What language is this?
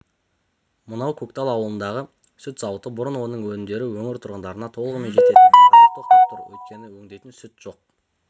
Kazakh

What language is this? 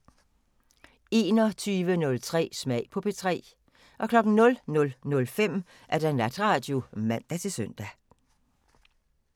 Danish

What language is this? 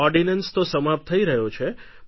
Gujarati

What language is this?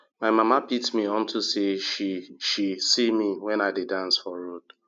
Nigerian Pidgin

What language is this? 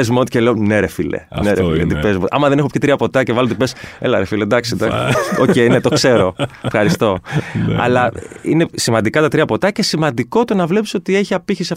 Greek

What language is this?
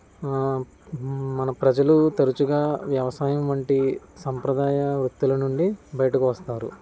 Telugu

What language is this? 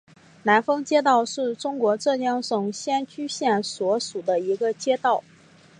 Chinese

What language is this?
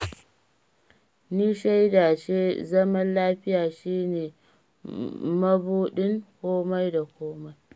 Hausa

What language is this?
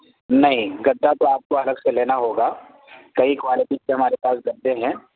Urdu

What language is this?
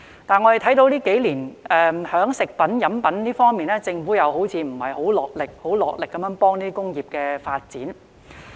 Cantonese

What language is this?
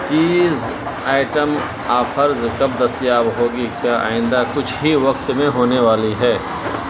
Urdu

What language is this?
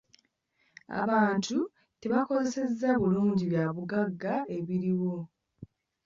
Ganda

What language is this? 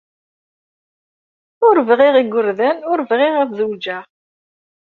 Kabyle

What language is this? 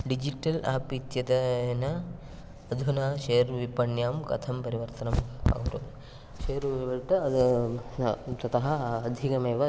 Sanskrit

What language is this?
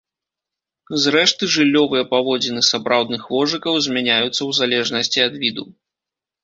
Belarusian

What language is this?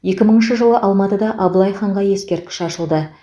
Kazakh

